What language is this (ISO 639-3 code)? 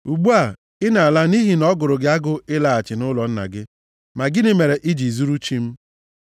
ibo